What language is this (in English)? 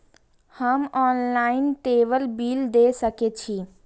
Maithili